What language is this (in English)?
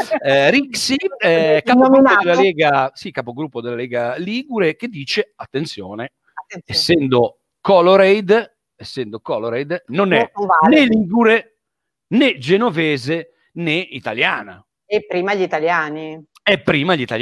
Italian